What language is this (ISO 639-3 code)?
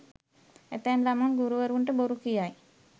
sin